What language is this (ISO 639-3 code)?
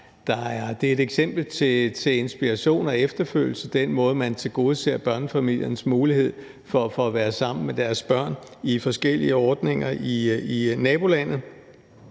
dan